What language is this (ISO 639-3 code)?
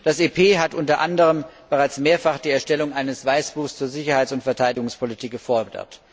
deu